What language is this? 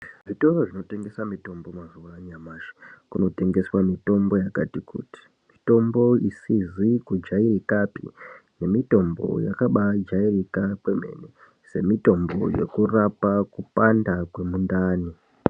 Ndau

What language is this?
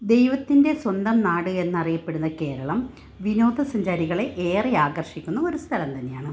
Malayalam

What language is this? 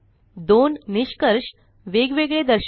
Marathi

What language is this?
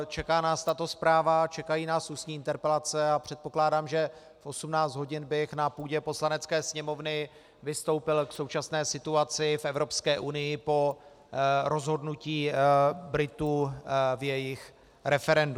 Czech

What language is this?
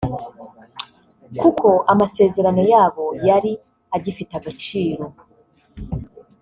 Kinyarwanda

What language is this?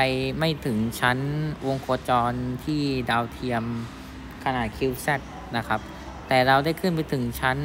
Thai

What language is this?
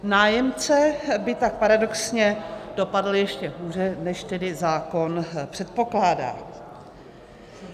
Czech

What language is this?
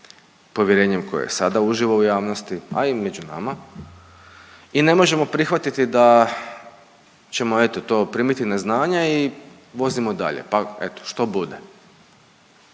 Croatian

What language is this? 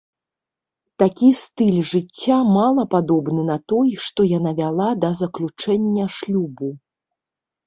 Belarusian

